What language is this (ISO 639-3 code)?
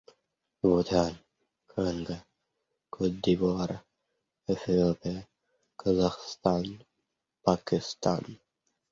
rus